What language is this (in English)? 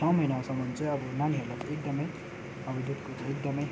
Nepali